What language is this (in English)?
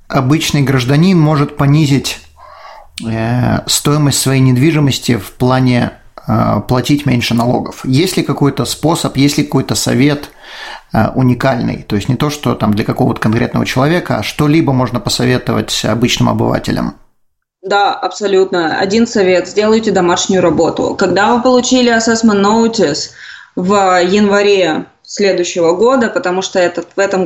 Russian